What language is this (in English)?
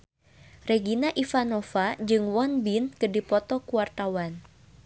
Sundanese